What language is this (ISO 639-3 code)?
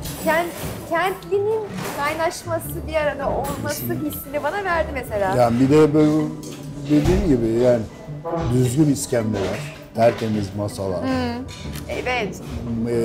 tur